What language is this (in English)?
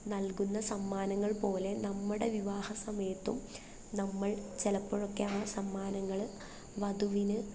Malayalam